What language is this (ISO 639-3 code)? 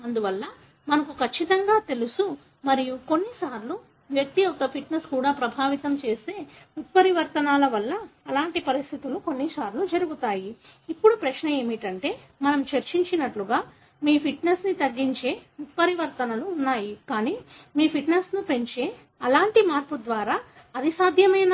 tel